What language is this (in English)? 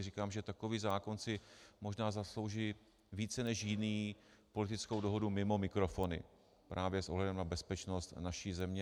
Czech